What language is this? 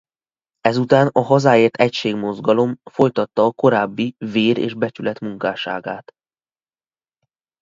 Hungarian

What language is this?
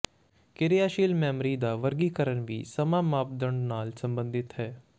Punjabi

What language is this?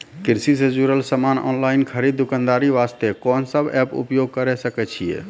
Maithili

